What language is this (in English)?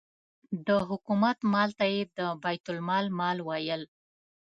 Pashto